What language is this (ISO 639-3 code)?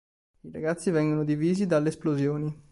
ita